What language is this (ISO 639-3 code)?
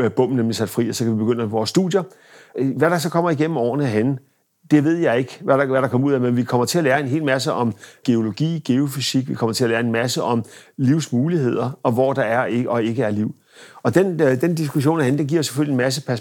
dan